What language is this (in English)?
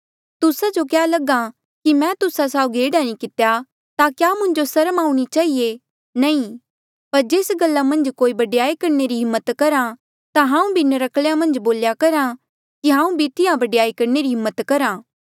Mandeali